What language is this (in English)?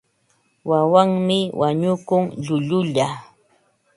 Ambo-Pasco Quechua